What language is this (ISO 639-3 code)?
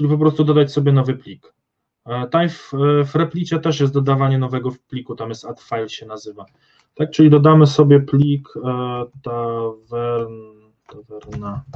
pol